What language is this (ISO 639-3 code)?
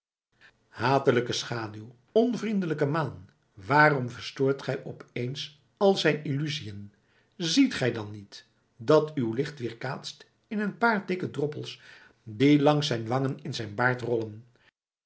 nld